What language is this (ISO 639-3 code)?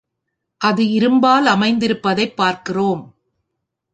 tam